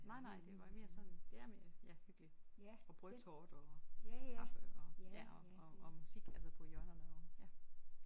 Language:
Danish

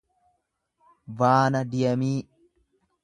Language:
Oromo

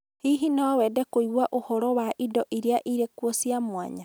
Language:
Kikuyu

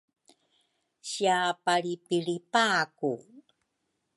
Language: Rukai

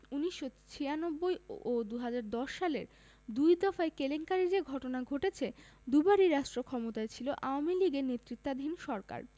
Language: Bangla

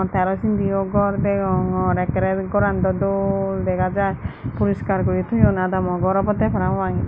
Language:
Chakma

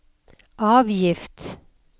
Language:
Norwegian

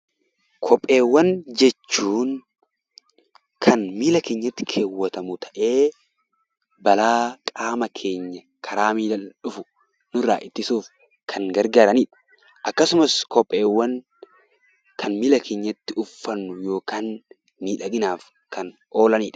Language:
Oromo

